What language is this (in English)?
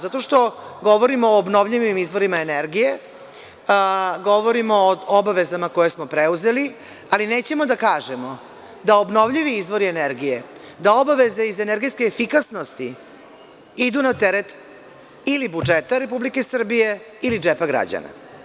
Serbian